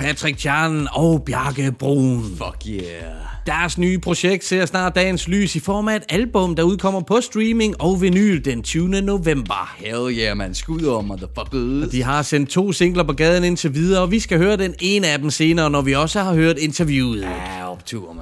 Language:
Danish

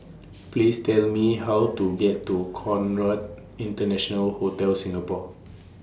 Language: English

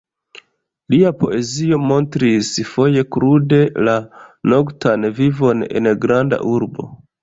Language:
Esperanto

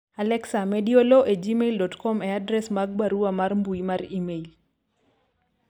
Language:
Luo (Kenya and Tanzania)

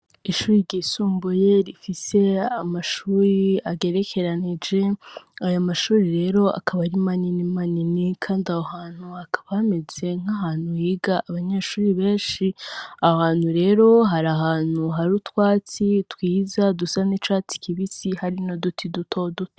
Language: Rundi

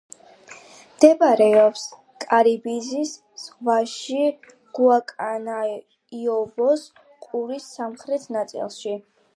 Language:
Georgian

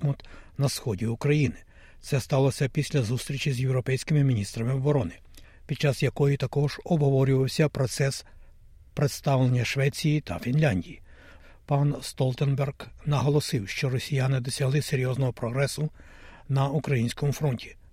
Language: Ukrainian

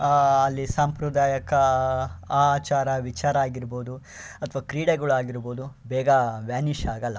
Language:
Kannada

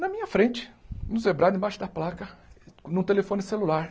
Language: Portuguese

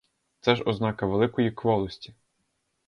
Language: Ukrainian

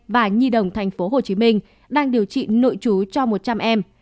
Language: Vietnamese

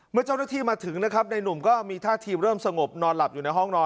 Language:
Thai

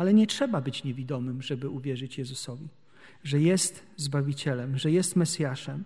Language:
Polish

